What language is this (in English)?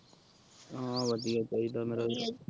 Punjabi